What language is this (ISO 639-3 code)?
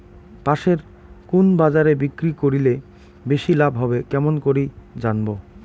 ben